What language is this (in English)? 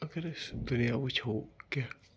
Kashmiri